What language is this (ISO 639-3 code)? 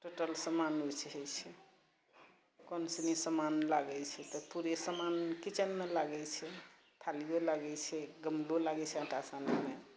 mai